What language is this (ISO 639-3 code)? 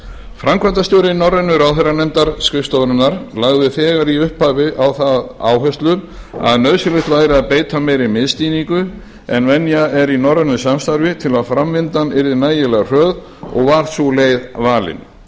isl